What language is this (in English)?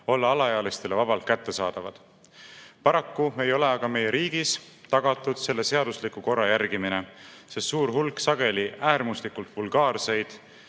Estonian